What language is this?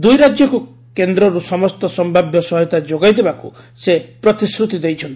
Odia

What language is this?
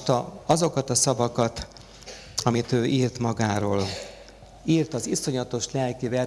Hungarian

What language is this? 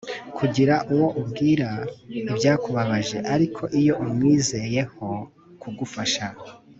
Kinyarwanda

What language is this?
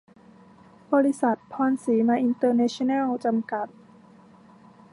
Thai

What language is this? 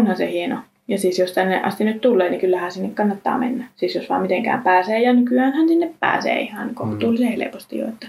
Finnish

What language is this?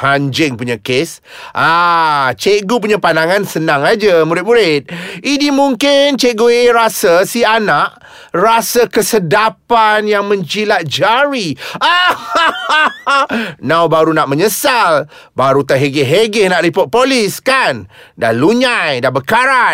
Malay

